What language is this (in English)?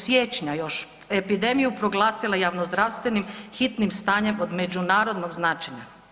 Croatian